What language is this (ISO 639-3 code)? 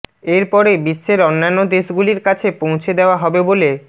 ben